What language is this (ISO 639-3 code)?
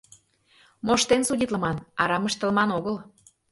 chm